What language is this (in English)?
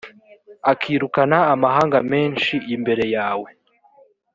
Kinyarwanda